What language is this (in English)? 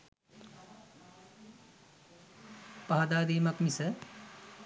Sinhala